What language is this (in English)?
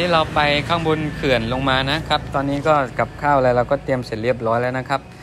Thai